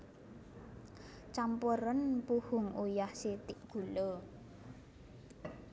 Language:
Javanese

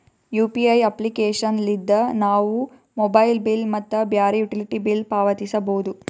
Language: Kannada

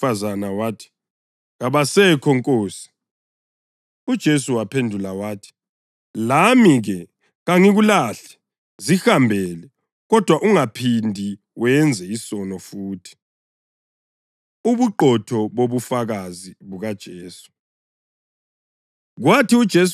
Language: North Ndebele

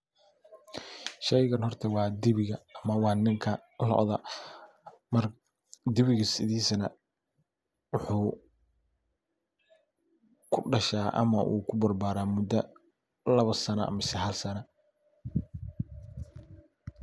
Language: Somali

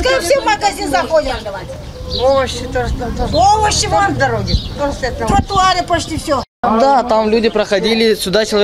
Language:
Russian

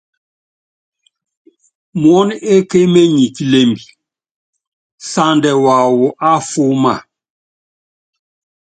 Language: Yangben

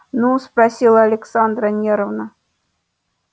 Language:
Russian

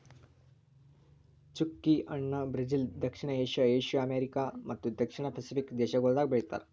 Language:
Kannada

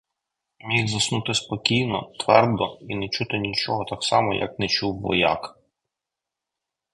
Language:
Ukrainian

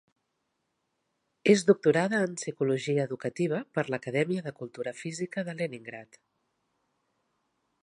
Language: Catalan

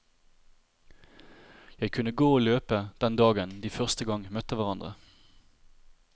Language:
Norwegian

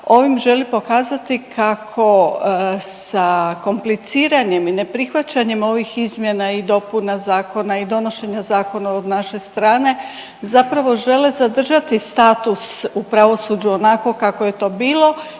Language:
Croatian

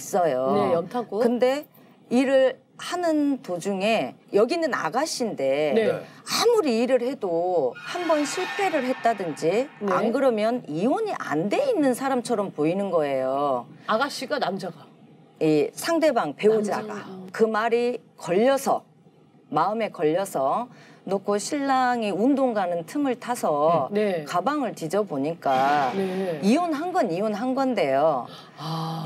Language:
Korean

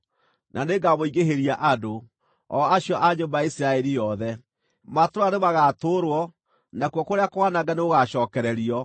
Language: Kikuyu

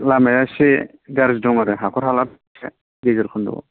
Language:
Bodo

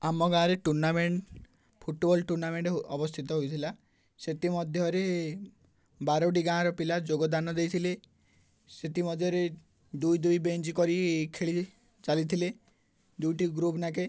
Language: Odia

